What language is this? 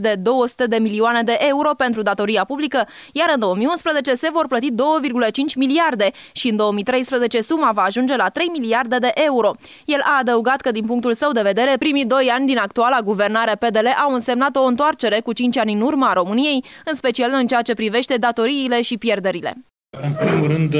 Romanian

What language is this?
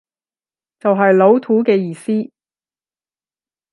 Cantonese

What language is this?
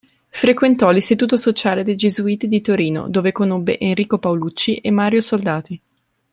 Italian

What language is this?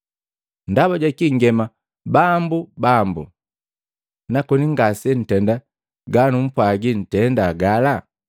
Matengo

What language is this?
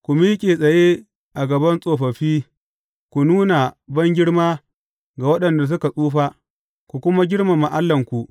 Hausa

